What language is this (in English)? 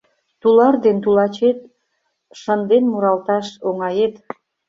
Mari